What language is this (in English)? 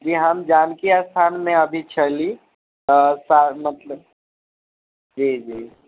Maithili